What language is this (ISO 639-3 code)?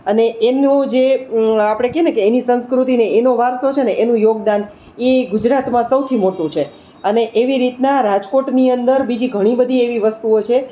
guj